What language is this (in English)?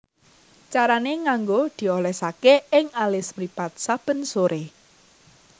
Javanese